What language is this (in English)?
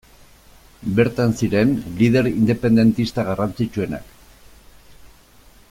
Basque